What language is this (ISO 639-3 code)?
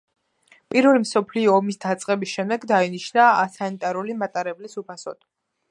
kat